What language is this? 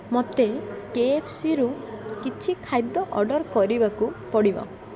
Odia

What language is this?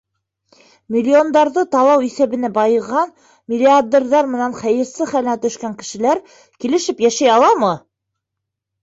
Bashkir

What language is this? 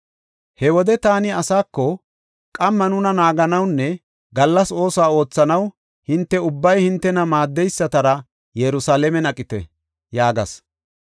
Gofa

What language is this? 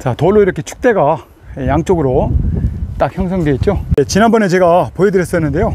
Korean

